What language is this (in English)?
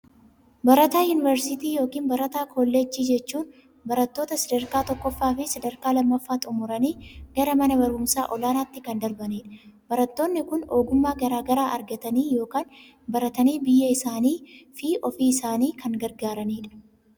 Oromo